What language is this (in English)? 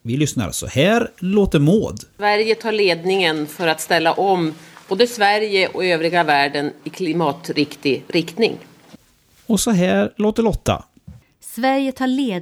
Swedish